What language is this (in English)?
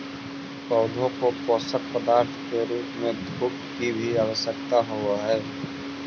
Magahi